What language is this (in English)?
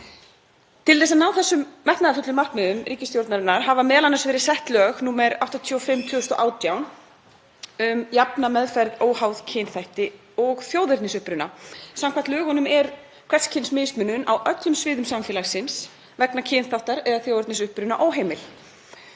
Icelandic